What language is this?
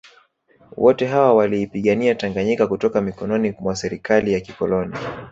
Swahili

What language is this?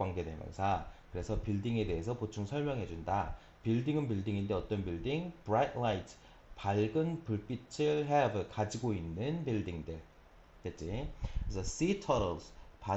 Korean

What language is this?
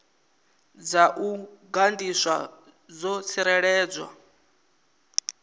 Venda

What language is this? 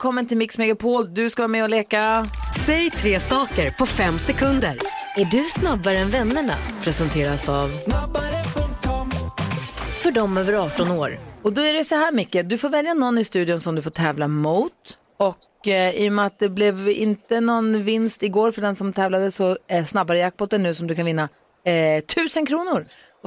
Swedish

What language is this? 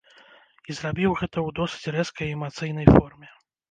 Belarusian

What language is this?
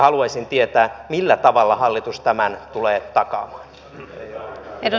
Finnish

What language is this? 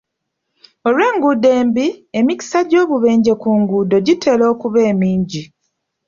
Ganda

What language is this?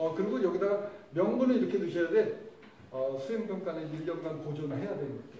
Korean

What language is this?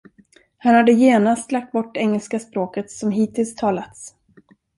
Swedish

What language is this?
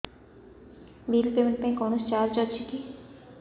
Odia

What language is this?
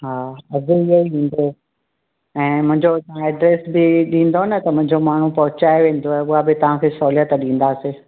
Sindhi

